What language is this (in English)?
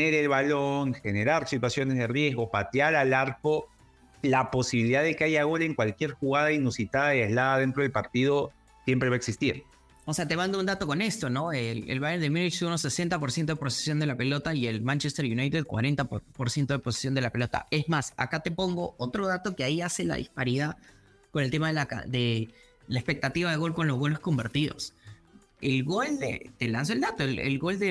Spanish